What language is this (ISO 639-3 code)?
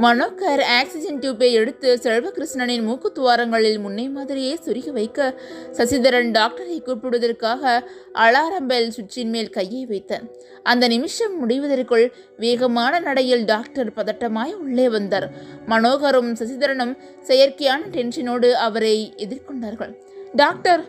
tam